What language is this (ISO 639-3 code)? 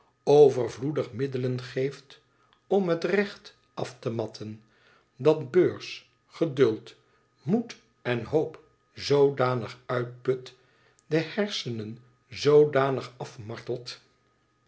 nld